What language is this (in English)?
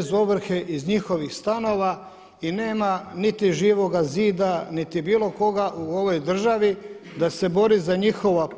Croatian